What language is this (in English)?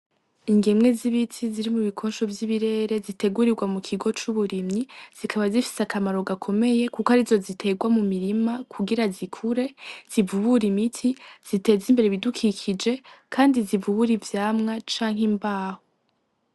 Rundi